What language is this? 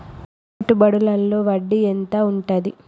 Telugu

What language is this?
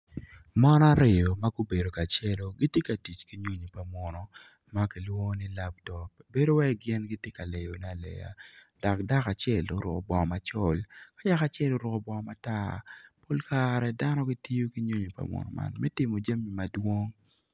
Acoli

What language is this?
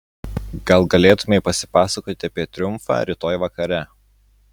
Lithuanian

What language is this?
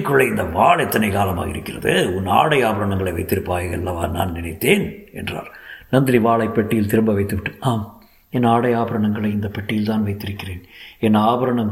Tamil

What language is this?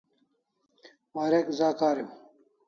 Kalasha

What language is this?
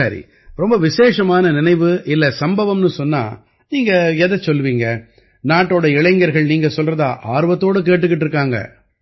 Tamil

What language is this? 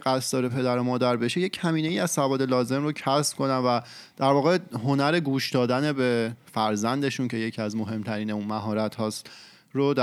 Persian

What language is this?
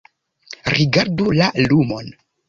Esperanto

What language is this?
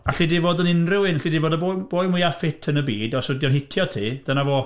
Welsh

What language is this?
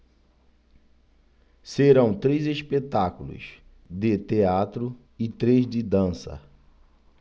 Portuguese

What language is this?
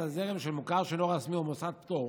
Hebrew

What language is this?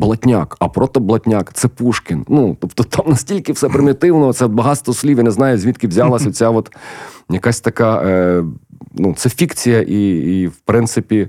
Ukrainian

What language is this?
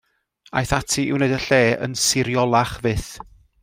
Welsh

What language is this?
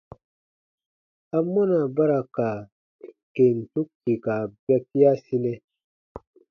Baatonum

